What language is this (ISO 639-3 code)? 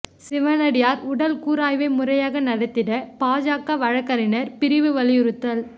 tam